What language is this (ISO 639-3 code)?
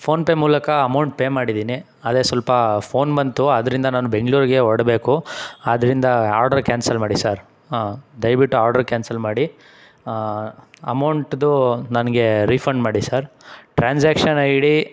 kan